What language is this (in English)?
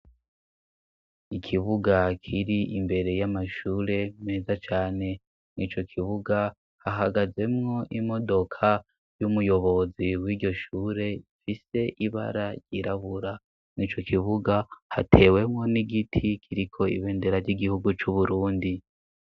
Rundi